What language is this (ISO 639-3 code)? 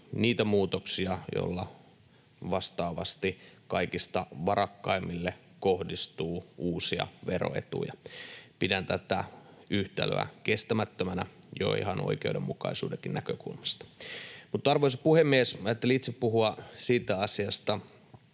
fin